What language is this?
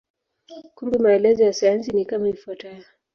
Swahili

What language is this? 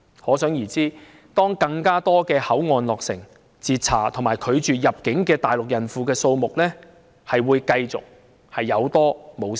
Cantonese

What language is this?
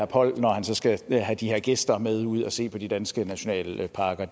Danish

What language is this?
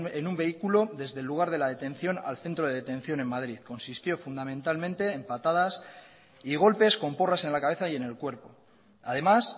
Spanish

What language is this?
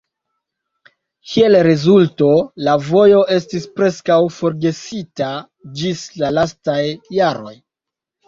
Esperanto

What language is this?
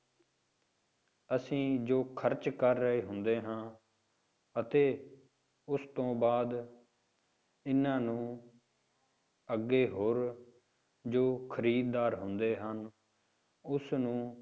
Punjabi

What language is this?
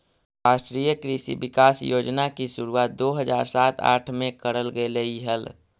Magahi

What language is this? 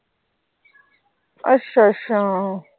Punjabi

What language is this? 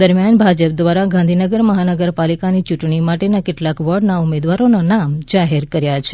Gujarati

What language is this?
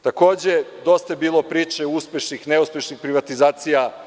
Serbian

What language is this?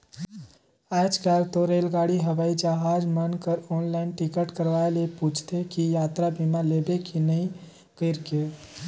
Chhattisgarhi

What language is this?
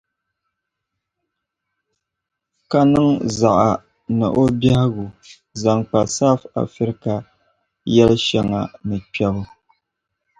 Dagbani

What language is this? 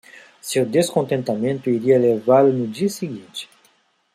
Portuguese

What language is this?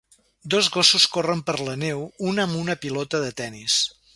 Catalan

